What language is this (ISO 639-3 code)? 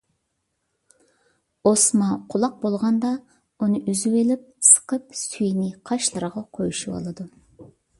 uig